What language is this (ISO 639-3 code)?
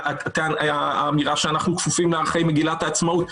heb